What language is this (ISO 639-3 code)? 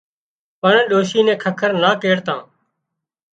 kxp